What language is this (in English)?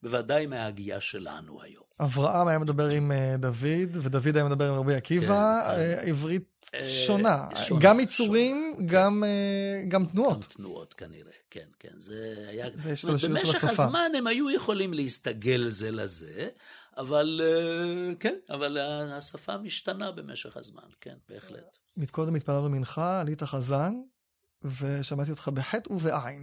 Hebrew